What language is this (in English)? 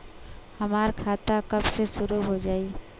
Bhojpuri